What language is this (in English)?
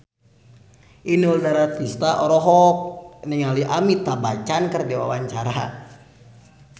Sundanese